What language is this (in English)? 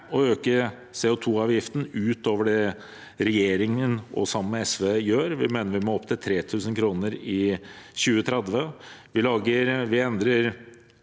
Norwegian